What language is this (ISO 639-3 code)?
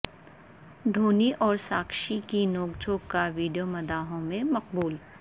urd